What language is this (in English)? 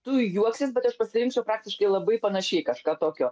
Lithuanian